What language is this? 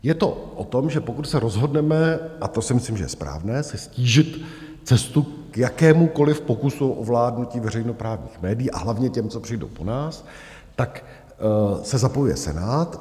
Czech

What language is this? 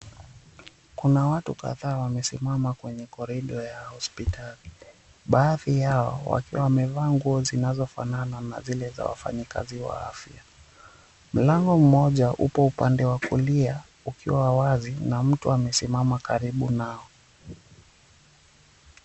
Swahili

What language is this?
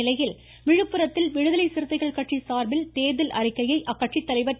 Tamil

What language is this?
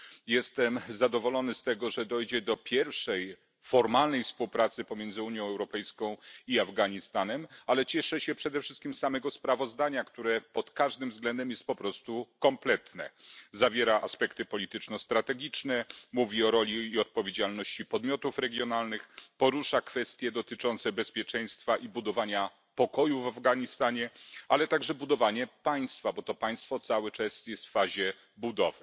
Polish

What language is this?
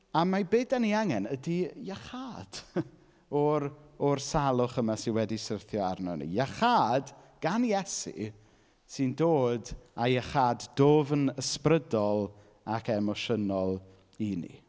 Welsh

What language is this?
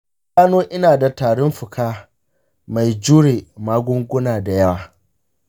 Hausa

